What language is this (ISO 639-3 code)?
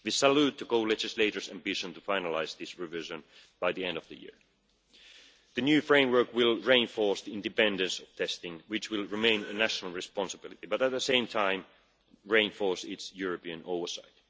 eng